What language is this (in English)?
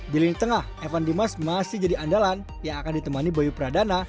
Indonesian